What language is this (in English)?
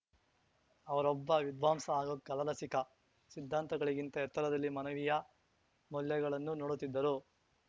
Kannada